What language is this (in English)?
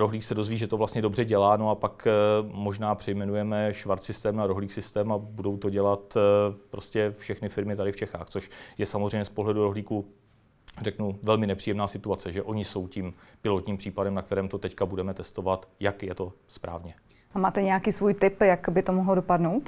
Czech